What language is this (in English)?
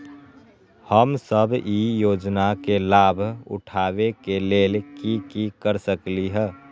Magahi